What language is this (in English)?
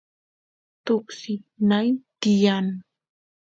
Santiago del Estero Quichua